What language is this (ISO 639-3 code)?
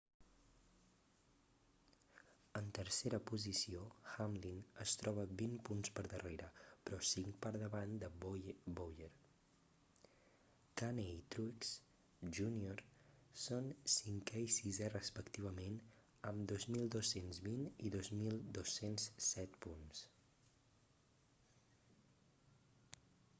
cat